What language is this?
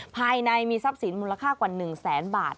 Thai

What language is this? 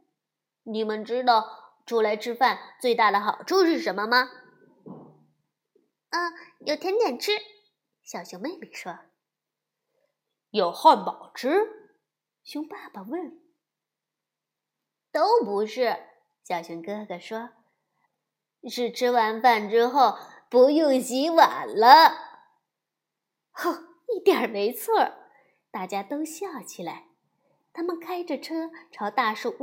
Chinese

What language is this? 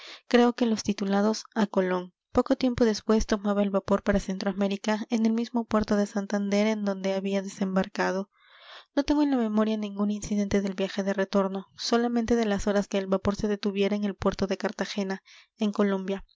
Spanish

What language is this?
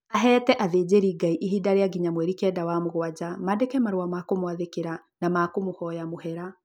Kikuyu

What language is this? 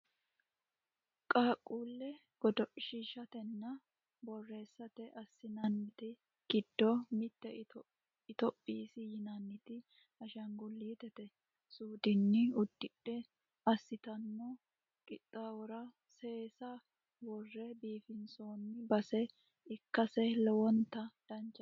Sidamo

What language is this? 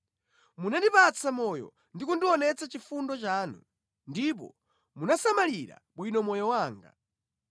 Nyanja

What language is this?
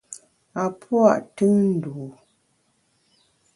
Bamun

